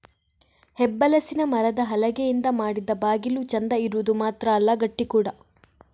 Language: Kannada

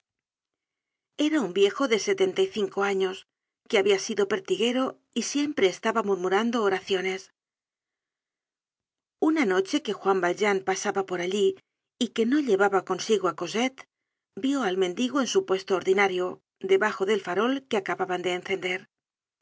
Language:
Spanish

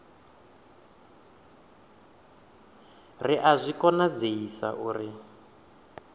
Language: Venda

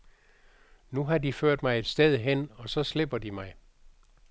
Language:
Danish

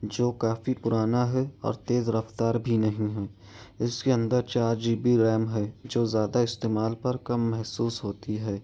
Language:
Urdu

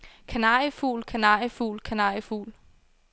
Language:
Danish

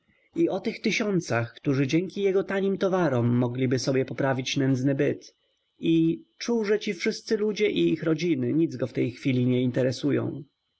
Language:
Polish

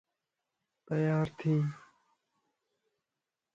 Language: Lasi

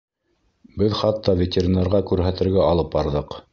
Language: Bashkir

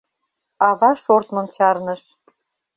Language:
Mari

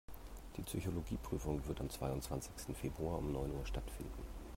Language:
German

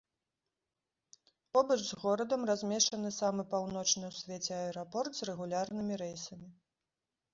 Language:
Belarusian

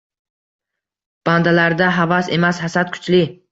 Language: Uzbek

